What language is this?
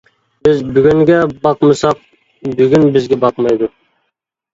Uyghur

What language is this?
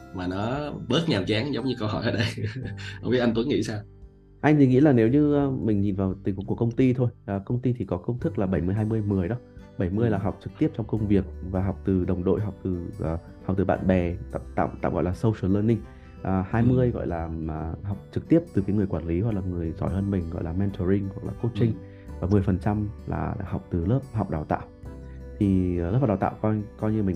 Vietnamese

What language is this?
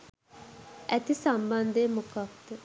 Sinhala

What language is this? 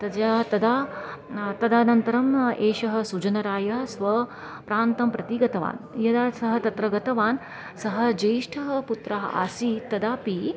Sanskrit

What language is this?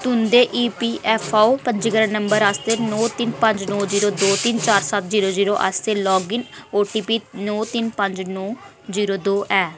Dogri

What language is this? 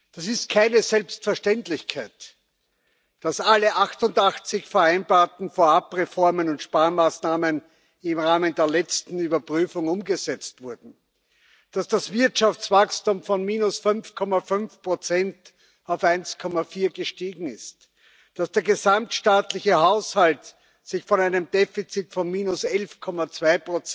German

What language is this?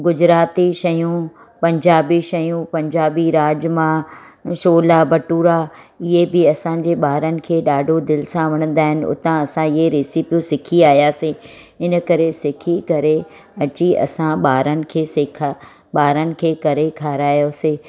Sindhi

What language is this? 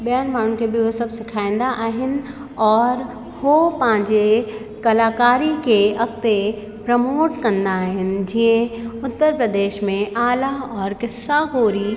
Sindhi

